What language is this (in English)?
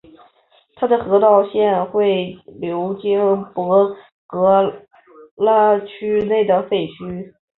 Chinese